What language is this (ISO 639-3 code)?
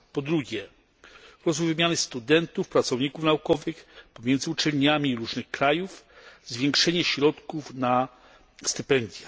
pol